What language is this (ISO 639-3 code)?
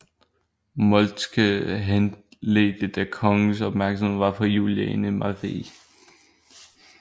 dan